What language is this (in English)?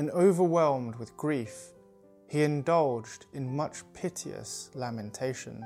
English